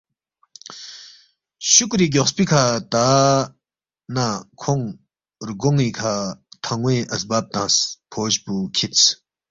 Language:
Balti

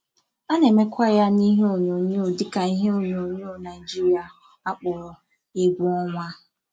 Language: Igbo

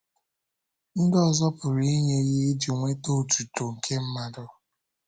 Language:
Igbo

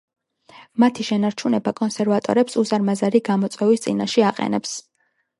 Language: Georgian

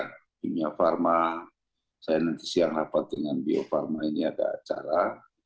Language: Indonesian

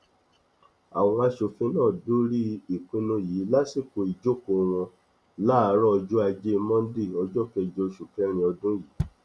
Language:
Yoruba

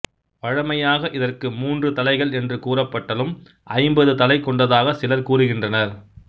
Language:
Tamil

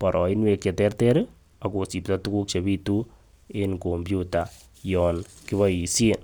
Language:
Kalenjin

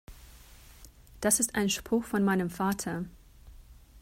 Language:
German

